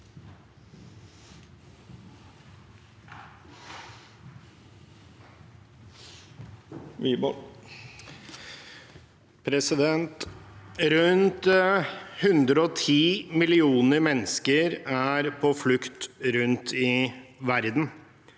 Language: Norwegian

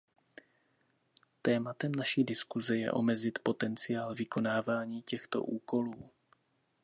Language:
Czech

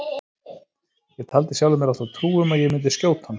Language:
Icelandic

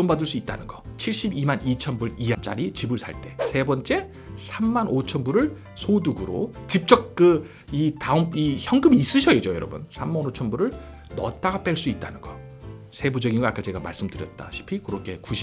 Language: Korean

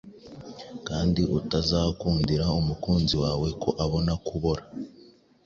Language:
Kinyarwanda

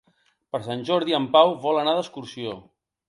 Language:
Catalan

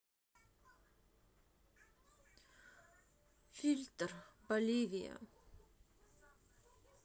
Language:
Russian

